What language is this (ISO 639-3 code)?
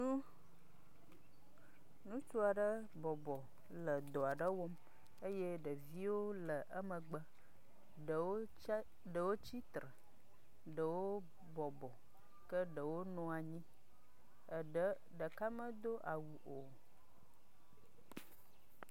ewe